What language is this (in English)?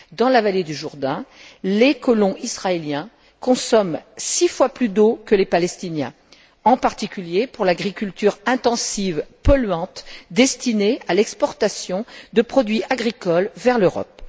French